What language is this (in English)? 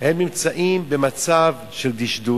Hebrew